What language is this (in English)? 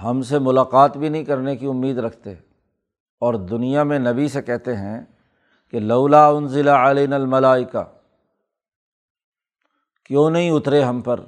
Urdu